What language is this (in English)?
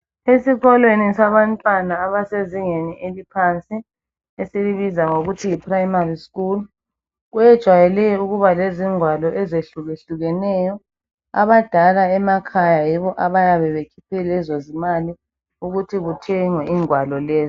North Ndebele